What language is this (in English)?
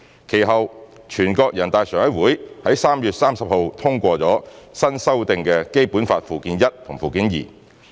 Cantonese